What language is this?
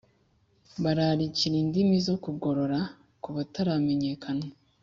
Kinyarwanda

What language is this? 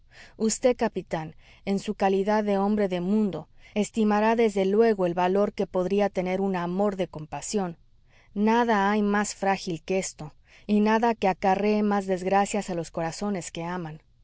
Spanish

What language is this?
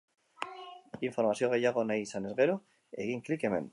Basque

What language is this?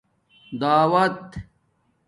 Domaaki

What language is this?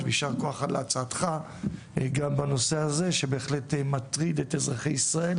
Hebrew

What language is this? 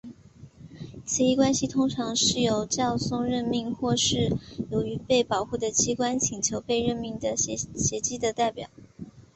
Chinese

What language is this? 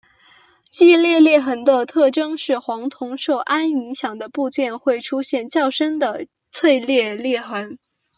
Chinese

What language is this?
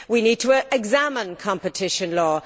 English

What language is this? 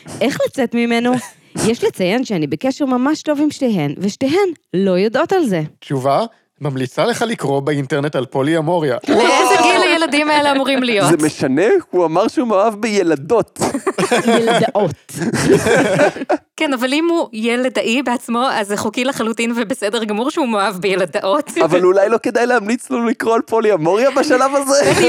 Hebrew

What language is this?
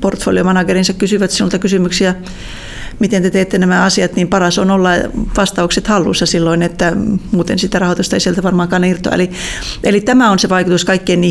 Finnish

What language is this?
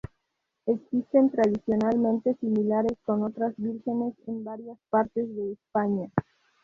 Spanish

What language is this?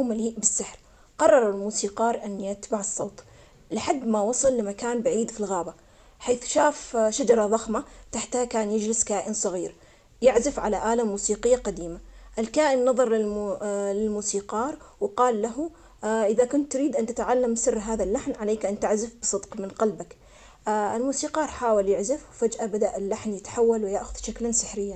Omani Arabic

